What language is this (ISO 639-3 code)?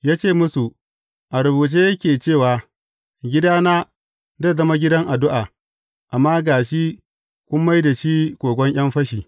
hau